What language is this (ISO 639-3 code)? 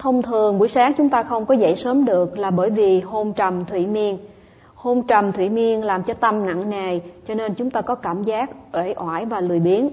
vie